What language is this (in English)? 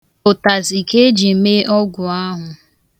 Igbo